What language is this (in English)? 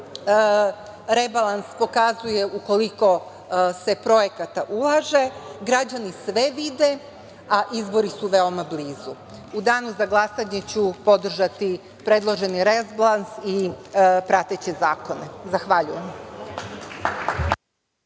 Serbian